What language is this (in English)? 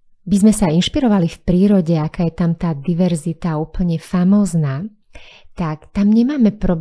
Slovak